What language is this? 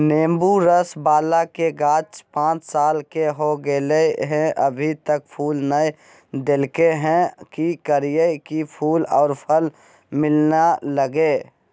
Magahi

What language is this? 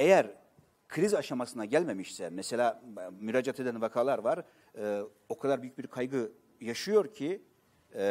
Turkish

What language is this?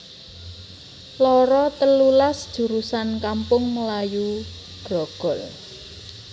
Javanese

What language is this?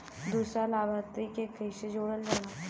Bhojpuri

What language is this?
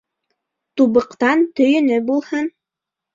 Bashkir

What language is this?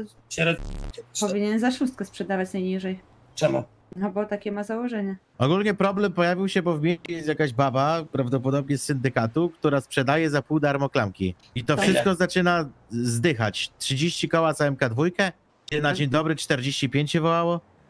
Polish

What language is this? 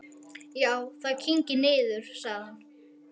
Icelandic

